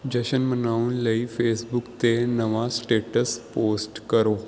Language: Punjabi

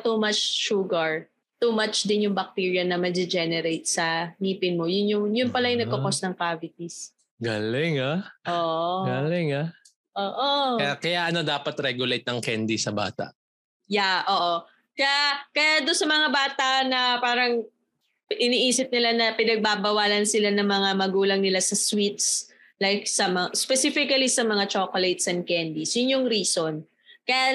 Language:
Filipino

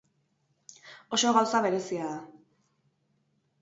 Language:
Basque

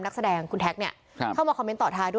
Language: Thai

